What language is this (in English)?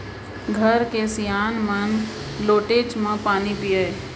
Chhattisgarhi